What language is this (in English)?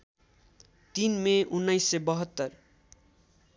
Nepali